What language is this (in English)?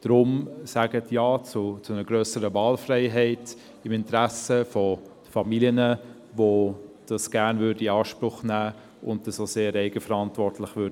Swiss German